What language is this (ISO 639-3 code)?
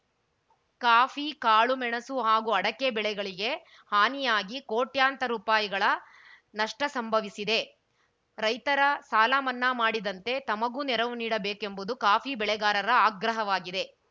kan